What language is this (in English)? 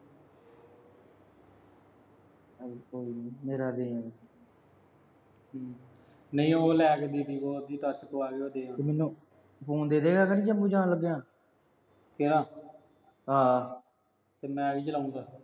Punjabi